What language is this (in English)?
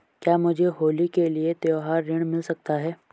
Hindi